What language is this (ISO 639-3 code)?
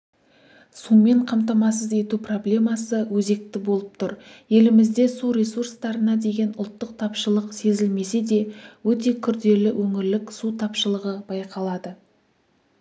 kaz